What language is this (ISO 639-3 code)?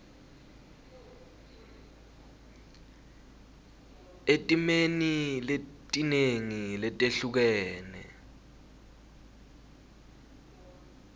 ssw